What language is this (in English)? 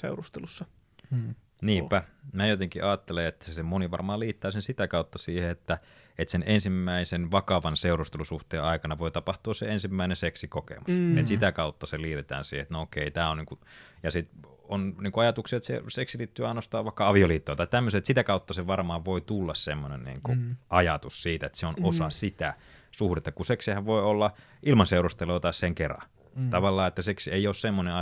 Finnish